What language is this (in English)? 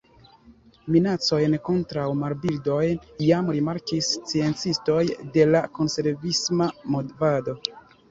Esperanto